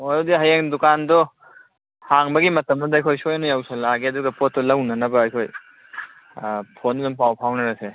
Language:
Manipuri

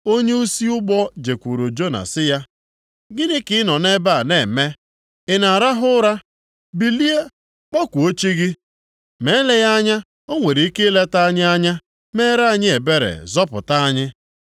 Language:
Igbo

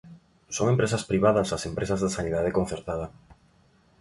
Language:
Galician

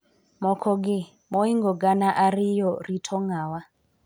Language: Luo (Kenya and Tanzania)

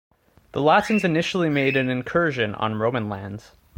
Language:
English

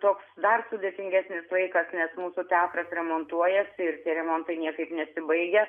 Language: Lithuanian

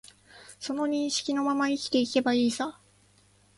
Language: Japanese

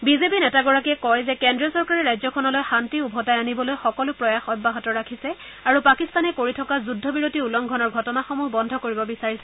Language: Assamese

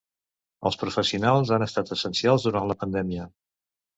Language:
Catalan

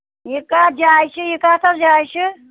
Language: Kashmiri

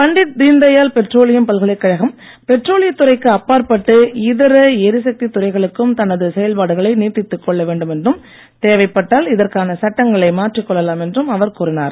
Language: Tamil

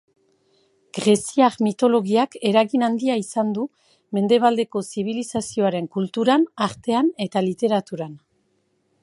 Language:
Basque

